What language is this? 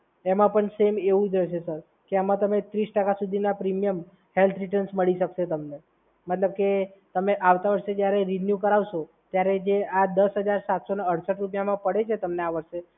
Gujarati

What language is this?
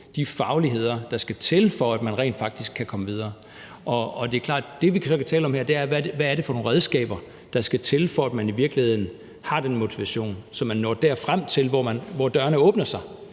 Danish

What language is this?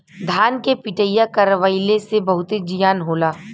Bhojpuri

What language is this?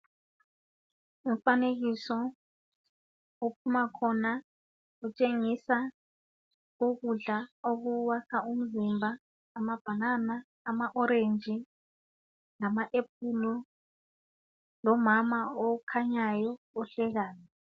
North Ndebele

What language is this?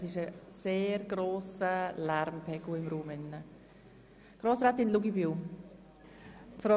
Swiss German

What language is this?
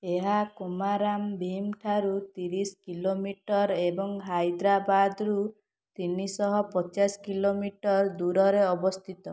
Odia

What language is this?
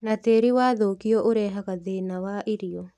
Kikuyu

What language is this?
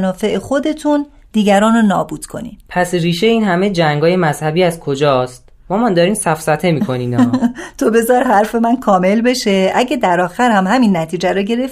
Persian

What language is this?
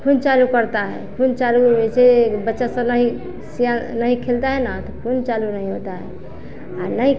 Hindi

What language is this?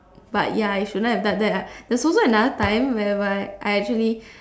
English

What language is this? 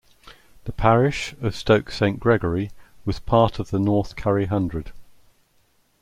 English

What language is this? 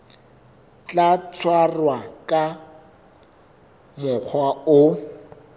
Southern Sotho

